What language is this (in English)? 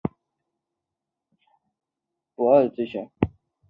Chinese